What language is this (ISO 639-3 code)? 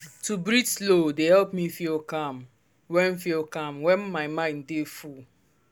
pcm